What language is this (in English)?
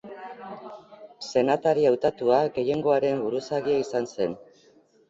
Basque